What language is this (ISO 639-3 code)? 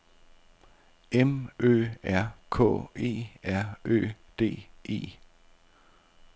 dan